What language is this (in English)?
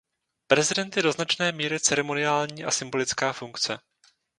Czech